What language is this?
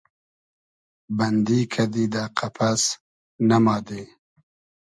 Hazaragi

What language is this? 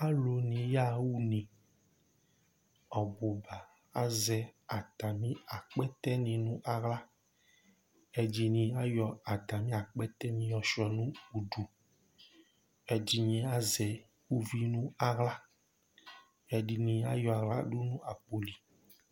Ikposo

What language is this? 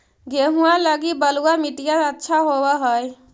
Magahi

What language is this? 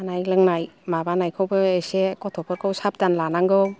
Bodo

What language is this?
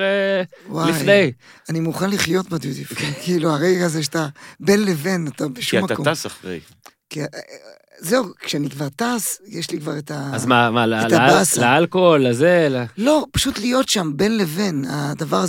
Hebrew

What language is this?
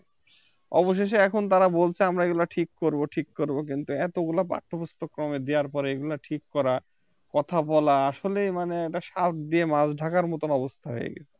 Bangla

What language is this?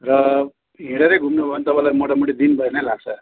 Nepali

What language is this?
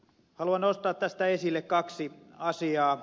Finnish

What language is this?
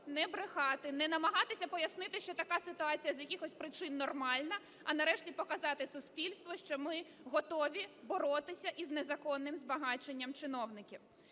Ukrainian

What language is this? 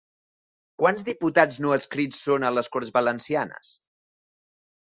Catalan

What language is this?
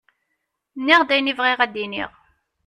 Kabyle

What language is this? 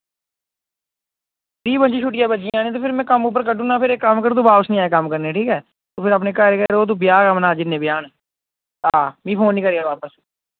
Dogri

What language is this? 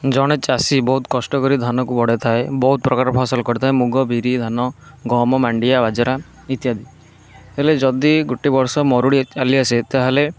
Odia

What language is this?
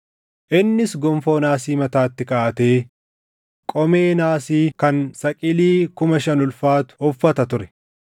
Oromo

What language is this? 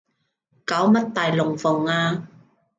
Cantonese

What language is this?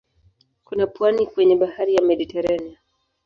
Swahili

